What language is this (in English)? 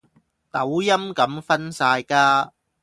Cantonese